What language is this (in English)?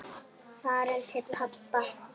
Icelandic